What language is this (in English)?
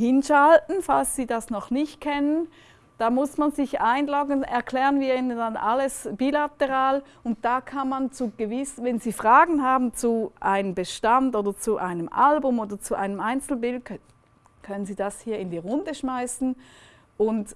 German